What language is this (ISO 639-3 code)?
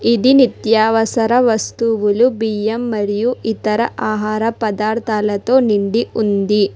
tel